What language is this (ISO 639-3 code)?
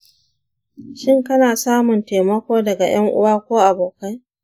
hau